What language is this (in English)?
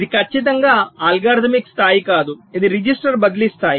Telugu